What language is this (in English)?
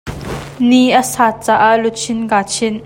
Hakha Chin